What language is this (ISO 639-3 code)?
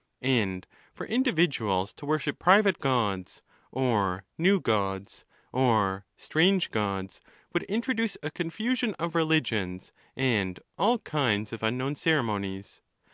eng